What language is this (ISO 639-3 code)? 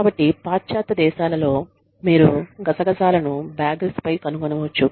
tel